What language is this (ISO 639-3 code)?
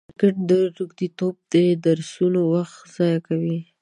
pus